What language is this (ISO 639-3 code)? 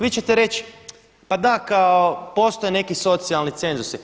hrv